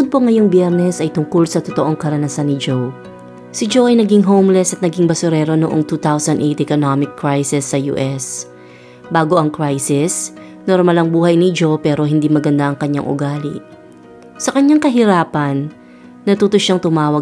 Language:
Filipino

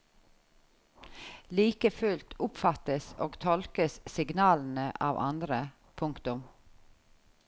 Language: Norwegian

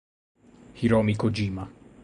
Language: Italian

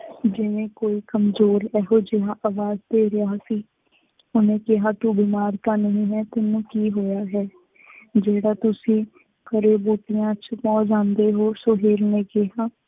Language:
Punjabi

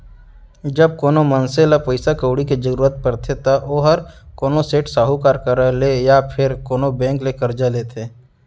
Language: Chhattisgarhi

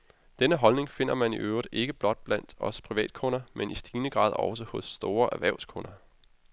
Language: Danish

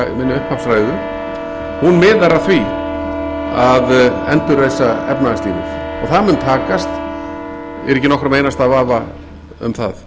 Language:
Icelandic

